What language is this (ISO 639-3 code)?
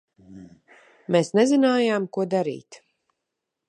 lav